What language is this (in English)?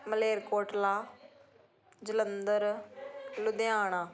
Punjabi